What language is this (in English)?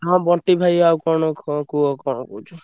Odia